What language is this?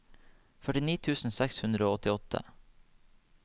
Norwegian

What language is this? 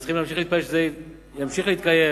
Hebrew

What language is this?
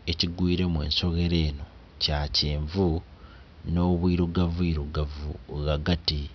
Soga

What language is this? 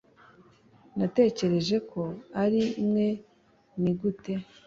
Kinyarwanda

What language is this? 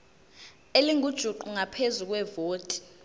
Zulu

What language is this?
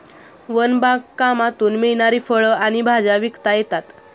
Marathi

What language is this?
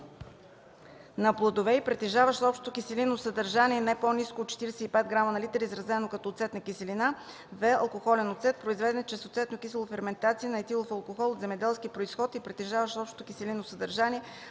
Bulgarian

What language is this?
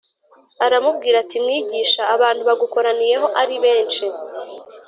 Kinyarwanda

